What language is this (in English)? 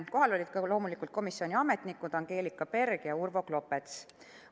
Estonian